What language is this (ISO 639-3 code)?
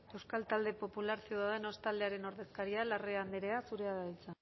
eus